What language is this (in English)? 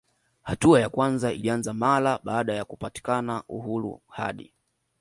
Swahili